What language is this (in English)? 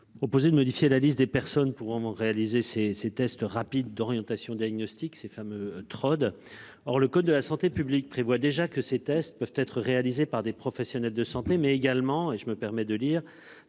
French